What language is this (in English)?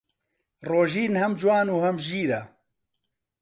Central Kurdish